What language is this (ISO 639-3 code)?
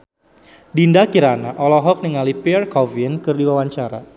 sun